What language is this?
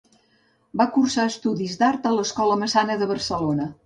Catalan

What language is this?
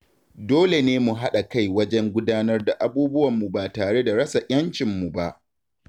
Hausa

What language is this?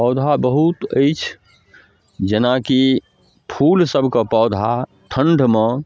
Maithili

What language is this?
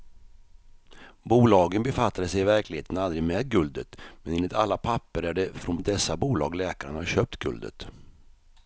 Swedish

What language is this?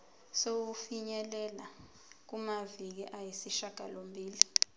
Zulu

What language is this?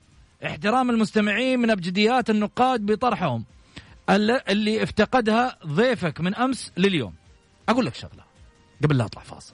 Arabic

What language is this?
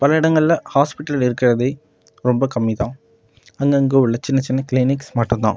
Tamil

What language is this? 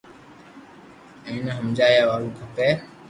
Loarki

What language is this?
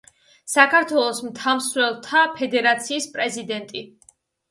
Georgian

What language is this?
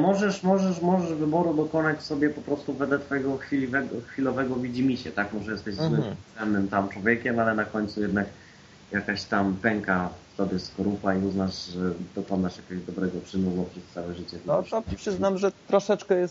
Polish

